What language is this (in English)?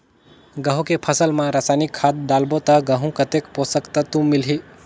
Chhattisgarhi